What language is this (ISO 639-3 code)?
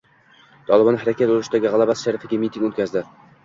uzb